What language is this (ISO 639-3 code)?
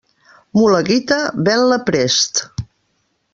cat